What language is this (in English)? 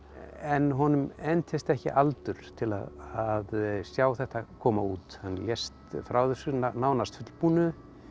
Icelandic